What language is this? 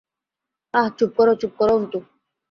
Bangla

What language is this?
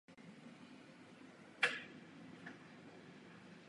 Czech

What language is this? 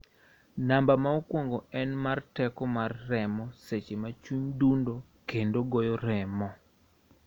Luo (Kenya and Tanzania)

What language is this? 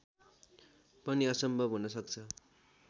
Nepali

